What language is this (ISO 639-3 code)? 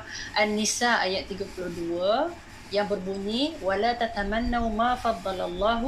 msa